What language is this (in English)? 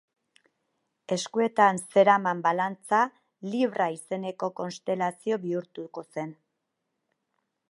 Basque